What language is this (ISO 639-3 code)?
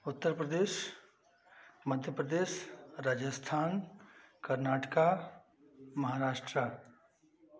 hin